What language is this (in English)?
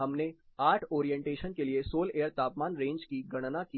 Hindi